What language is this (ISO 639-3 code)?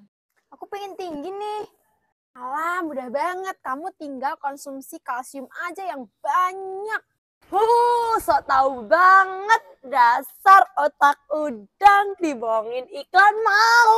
ind